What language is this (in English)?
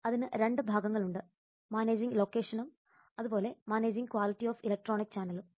Malayalam